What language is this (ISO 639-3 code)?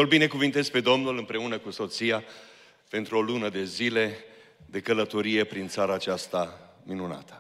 ron